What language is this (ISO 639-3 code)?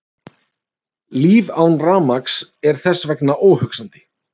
isl